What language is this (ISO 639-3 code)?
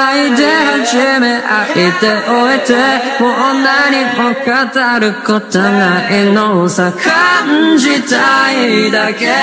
jpn